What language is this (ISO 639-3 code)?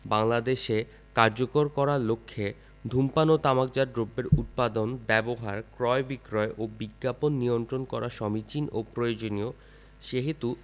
ben